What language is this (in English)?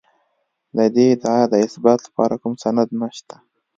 Pashto